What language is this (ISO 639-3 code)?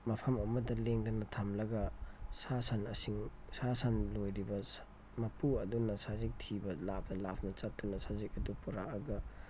mni